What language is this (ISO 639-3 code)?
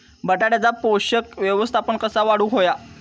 mar